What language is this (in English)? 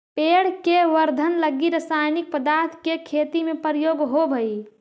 Magahi